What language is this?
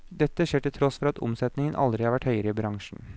Norwegian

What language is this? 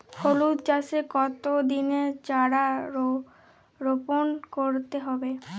Bangla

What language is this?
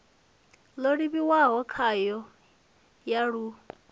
Venda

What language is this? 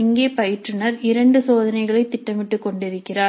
Tamil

